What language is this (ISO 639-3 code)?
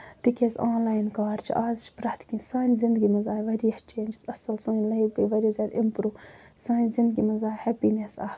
kas